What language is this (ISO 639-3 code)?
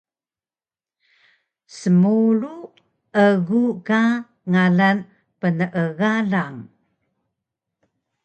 trv